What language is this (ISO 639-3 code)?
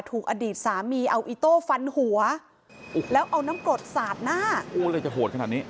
tha